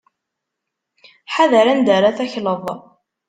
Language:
Kabyle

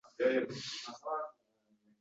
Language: Uzbek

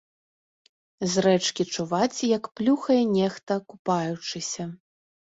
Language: Belarusian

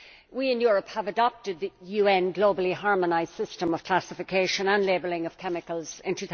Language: English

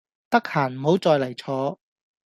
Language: Cantonese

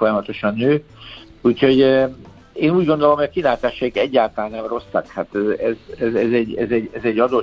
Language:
Hungarian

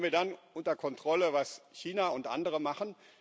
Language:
German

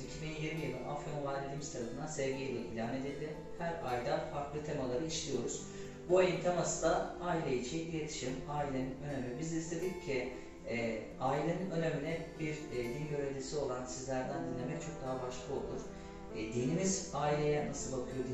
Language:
Turkish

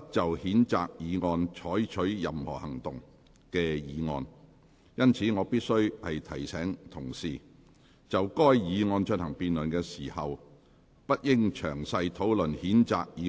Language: Cantonese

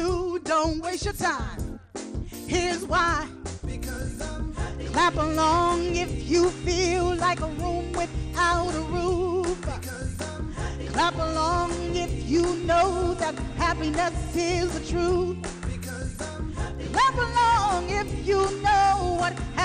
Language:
English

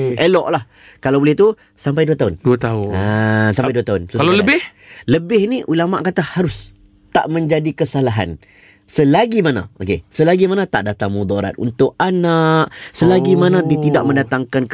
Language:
Malay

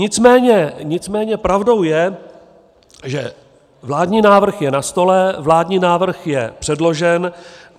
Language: Czech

